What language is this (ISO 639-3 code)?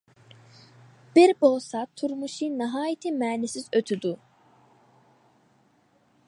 uig